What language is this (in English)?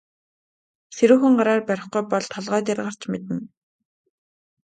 Mongolian